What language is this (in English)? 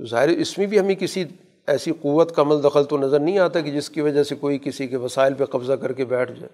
Urdu